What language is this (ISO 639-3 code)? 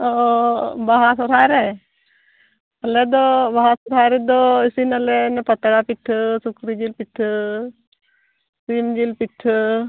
sat